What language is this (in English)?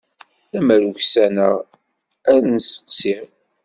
Kabyle